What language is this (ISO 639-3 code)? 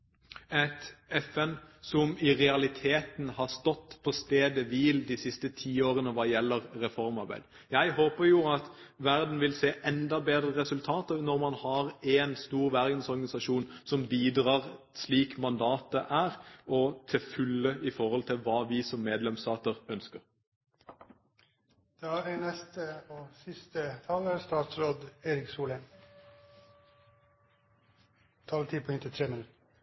nob